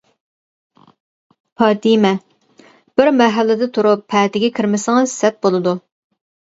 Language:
Uyghur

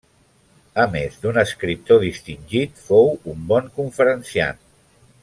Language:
Catalan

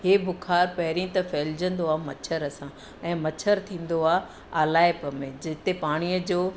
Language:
Sindhi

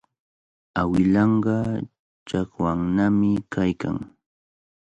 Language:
Cajatambo North Lima Quechua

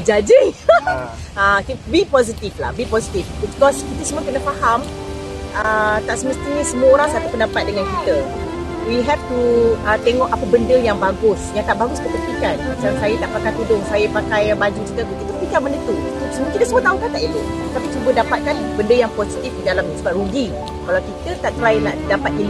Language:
Malay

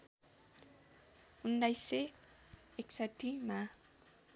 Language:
Nepali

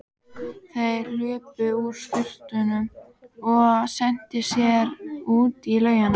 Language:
Icelandic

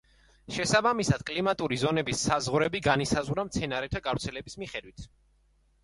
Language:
Georgian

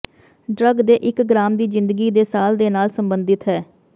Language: Punjabi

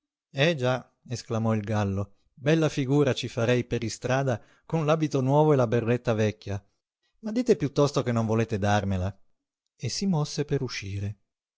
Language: Italian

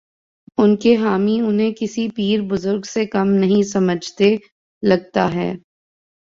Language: Urdu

